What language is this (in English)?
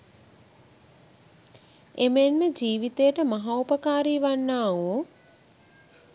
Sinhala